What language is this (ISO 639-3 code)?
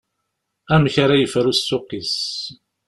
kab